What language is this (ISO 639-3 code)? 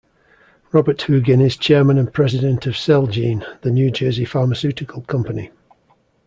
eng